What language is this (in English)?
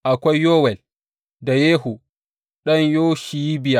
Hausa